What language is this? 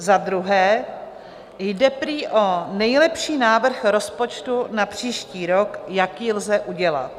Czech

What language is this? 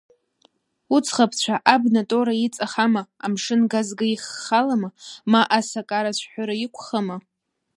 Abkhazian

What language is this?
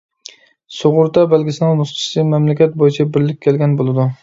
Uyghur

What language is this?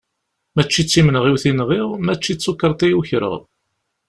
Kabyle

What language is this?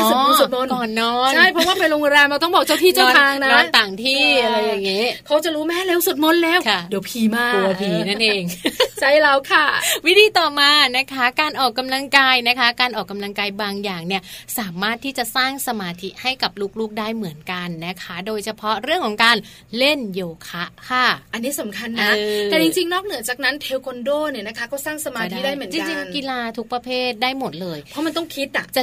Thai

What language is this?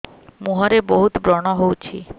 Odia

